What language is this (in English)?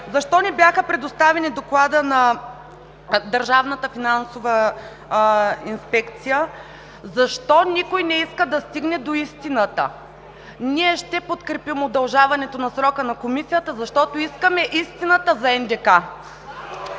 Bulgarian